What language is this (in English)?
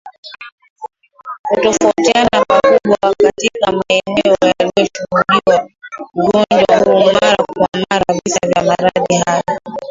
Swahili